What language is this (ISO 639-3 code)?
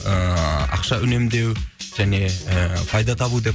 kaz